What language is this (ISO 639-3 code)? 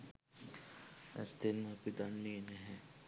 sin